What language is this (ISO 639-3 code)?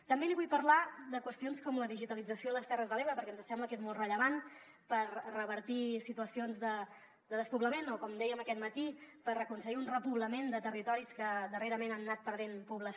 cat